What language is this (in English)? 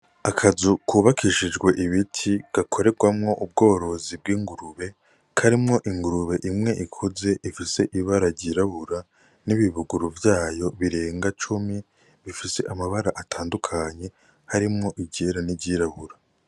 Rundi